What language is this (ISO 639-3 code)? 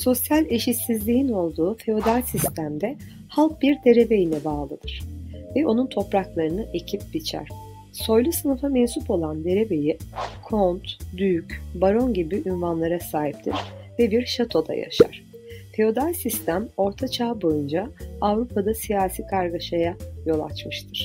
tur